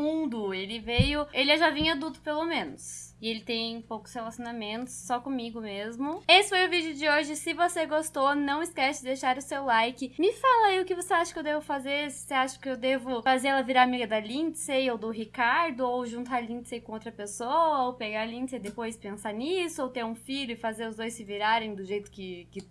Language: Portuguese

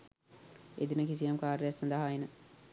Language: Sinhala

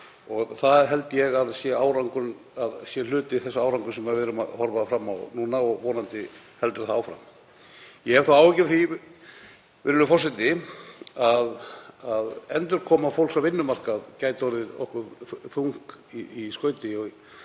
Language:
Icelandic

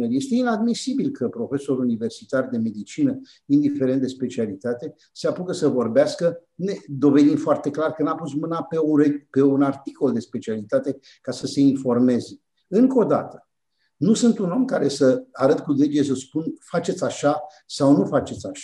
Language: Romanian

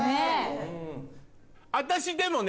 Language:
Japanese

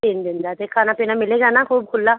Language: Punjabi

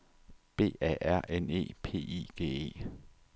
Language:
Danish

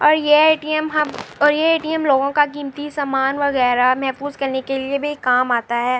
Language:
Urdu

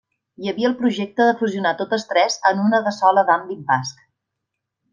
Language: Catalan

